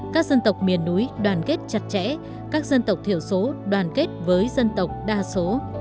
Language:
Vietnamese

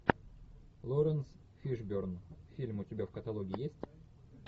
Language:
Russian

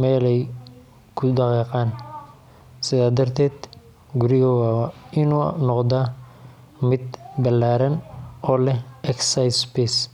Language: Somali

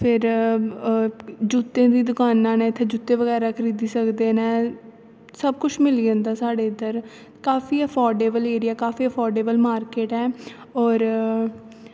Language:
Dogri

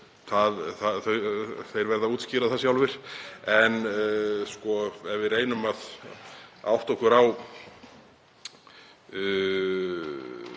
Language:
Icelandic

